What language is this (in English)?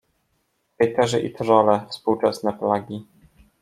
Polish